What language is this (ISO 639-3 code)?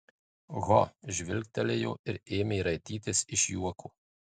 lit